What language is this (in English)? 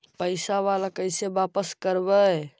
Magahi